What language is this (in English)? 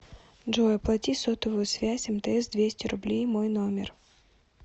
Russian